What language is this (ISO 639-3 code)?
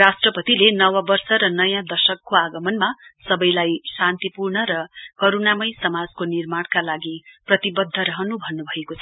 nep